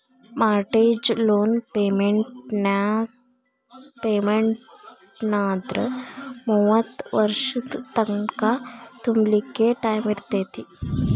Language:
Kannada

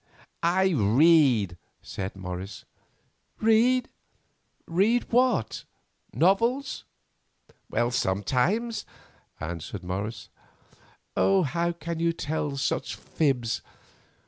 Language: English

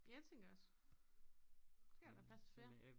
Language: Danish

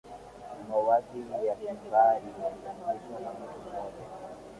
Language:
Swahili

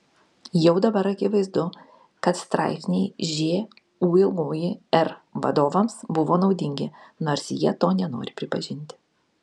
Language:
Lithuanian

